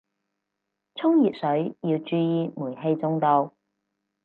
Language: Cantonese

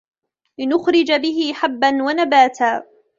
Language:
Arabic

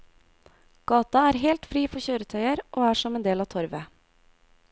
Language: Norwegian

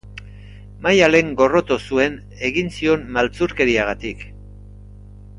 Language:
Basque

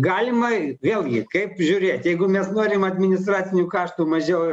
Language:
Lithuanian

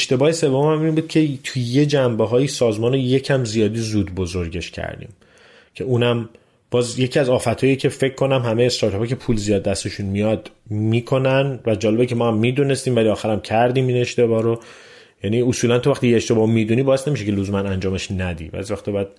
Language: Persian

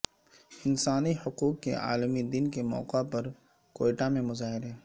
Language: Urdu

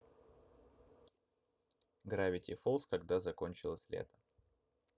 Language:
Russian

